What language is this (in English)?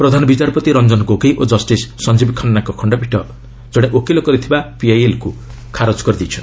Odia